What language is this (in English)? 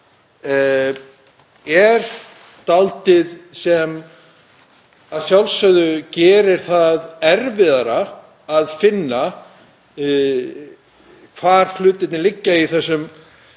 Icelandic